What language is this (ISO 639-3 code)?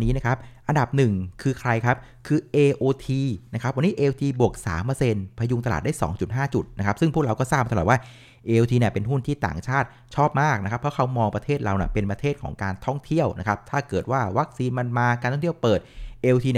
tha